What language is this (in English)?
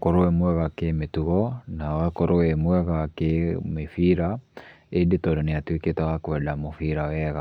Kikuyu